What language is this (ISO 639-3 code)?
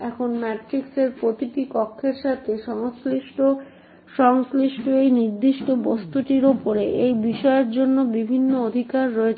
ben